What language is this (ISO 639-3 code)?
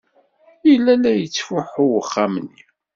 kab